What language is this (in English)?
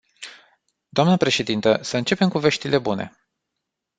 Romanian